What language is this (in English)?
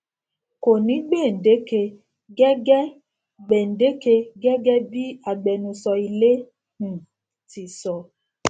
Yoruba